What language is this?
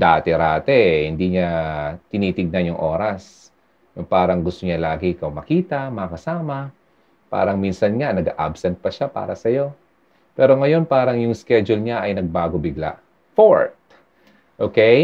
Filipino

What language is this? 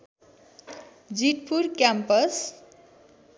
Nepali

